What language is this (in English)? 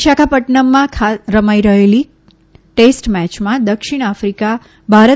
Gujarati